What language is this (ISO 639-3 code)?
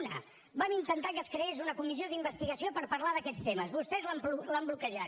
cat